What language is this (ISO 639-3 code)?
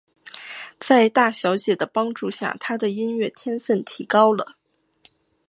zho